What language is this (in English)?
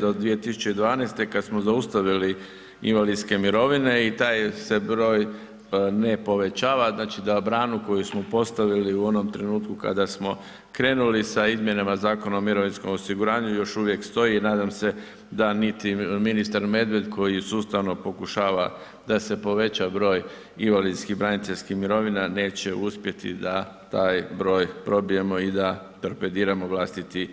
Croatian